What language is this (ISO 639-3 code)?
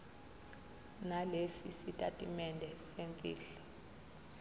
zul